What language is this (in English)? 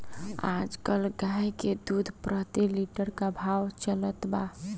Bhojpuri